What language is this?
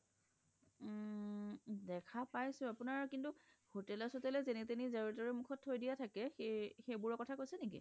Assamese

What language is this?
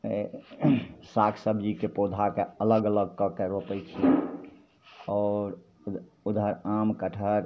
Maithili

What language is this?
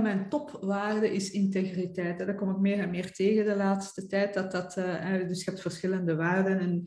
Dutch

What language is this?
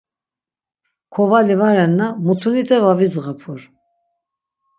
Laz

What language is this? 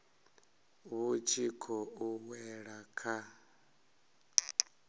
Venda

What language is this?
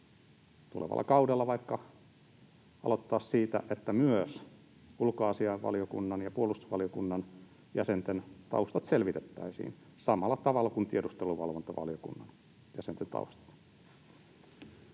Finnish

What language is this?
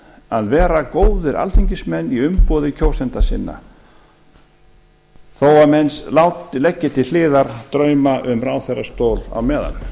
Icelandic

